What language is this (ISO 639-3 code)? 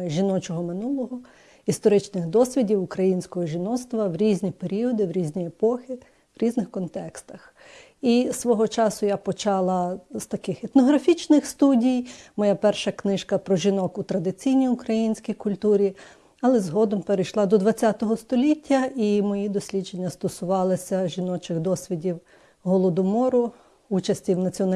ukr